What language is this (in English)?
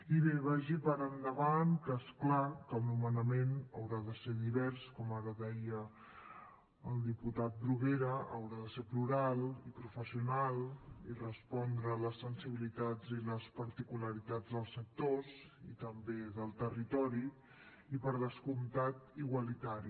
Catalan